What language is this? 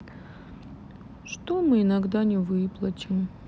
Russian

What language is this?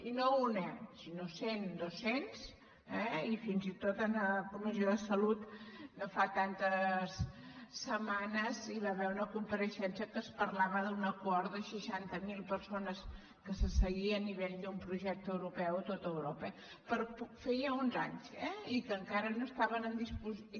Catalan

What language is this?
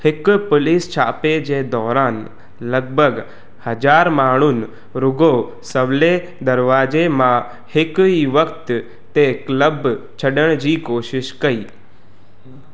Sindhi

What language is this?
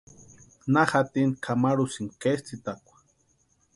Western Highland Purepecha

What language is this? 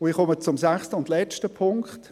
Swiss German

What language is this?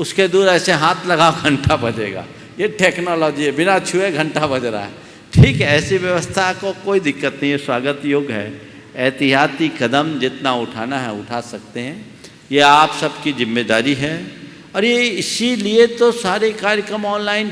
English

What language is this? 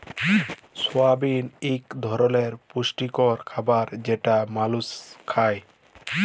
Bangla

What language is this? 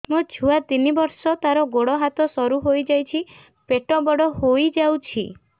Odia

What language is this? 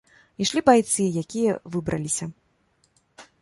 Belarusian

